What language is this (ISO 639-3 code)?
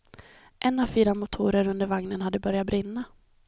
swe